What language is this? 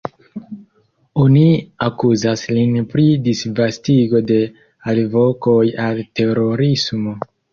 Esperanto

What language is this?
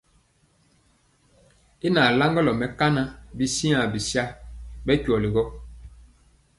Mpiemo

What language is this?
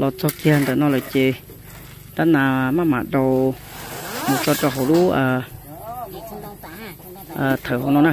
Thai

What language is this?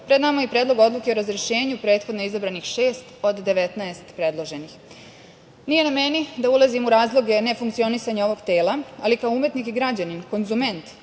Serbian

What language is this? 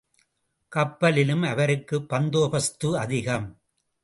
Tamil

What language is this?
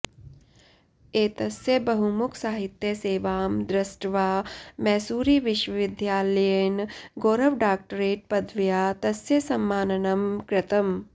Sanskrit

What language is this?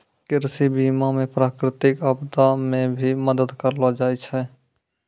Maithili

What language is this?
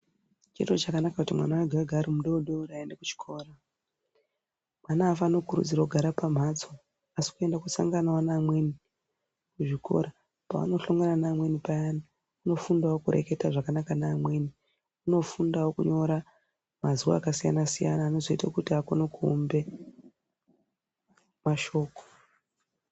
Ndau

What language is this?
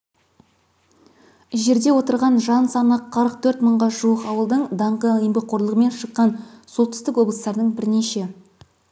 Kazakh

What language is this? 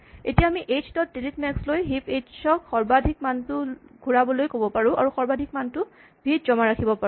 Assamese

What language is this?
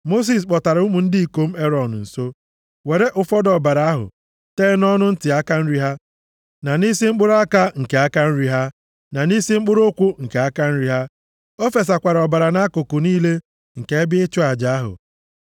Igbo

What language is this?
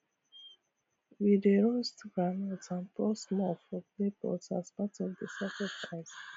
Nigerian Pidgin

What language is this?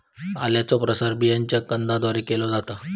Marathi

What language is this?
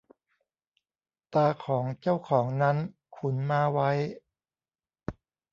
Thai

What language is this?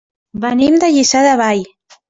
Catalan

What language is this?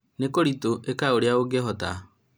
Kikuyu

